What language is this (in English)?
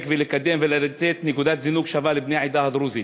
Hebrew